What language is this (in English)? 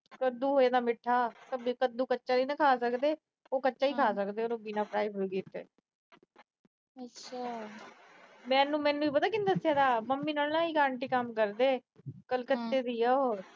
Punjabi